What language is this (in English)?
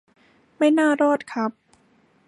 Thai